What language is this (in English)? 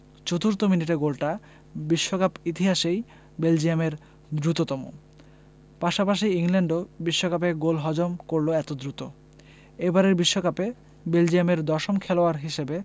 Bangla